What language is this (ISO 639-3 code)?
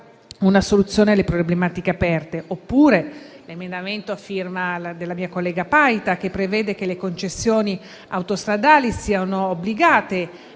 ita